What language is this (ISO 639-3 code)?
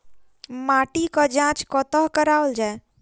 mai